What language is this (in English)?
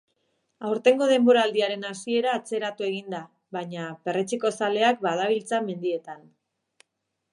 Basque